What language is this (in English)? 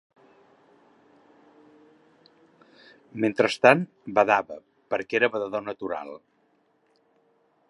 Catalan